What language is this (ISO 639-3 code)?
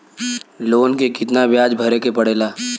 bho